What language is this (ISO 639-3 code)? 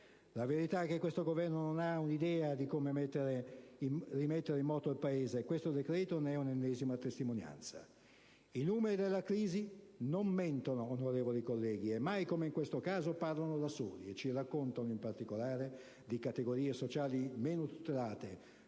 ita